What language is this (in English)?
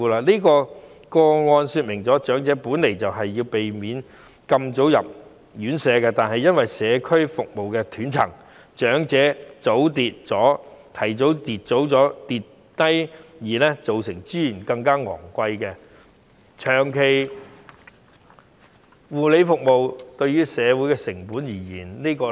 Cantonese